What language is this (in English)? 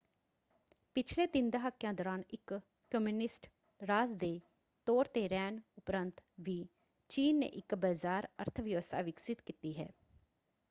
Punjabi